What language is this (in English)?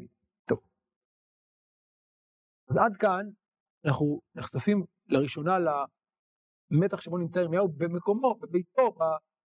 Hebrew